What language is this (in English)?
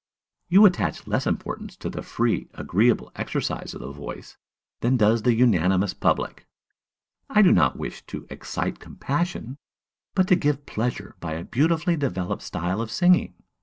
English